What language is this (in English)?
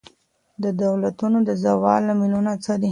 Pashto